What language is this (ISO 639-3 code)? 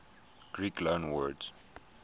eng